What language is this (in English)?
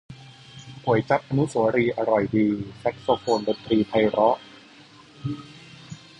Thai